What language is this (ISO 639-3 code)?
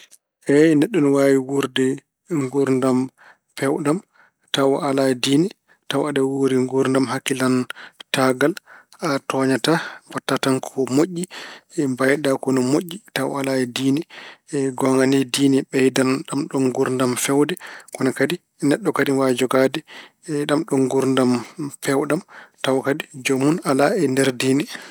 ful